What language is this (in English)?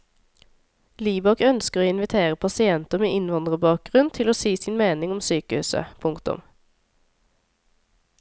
Norwegian